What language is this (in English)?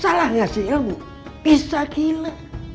Indonesian